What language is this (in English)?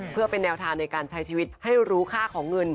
Thai